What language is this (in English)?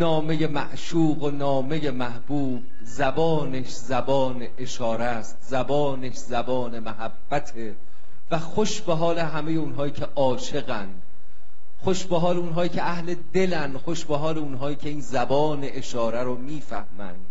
Persian